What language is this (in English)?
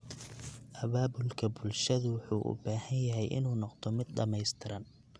Somali